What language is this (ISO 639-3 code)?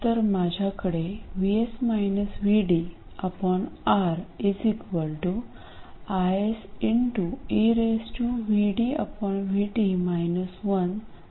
mar